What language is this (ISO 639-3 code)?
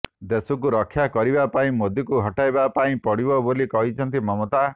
ori